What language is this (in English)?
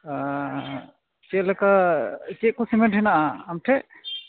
Santali